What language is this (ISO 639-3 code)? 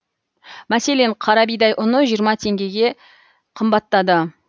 kaz